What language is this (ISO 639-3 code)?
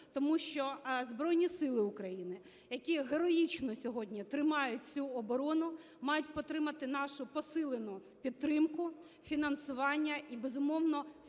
ukr